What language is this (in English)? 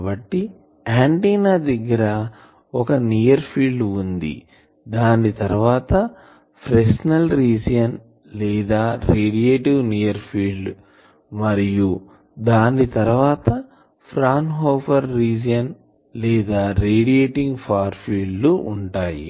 Telugu